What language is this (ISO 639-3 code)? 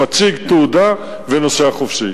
heb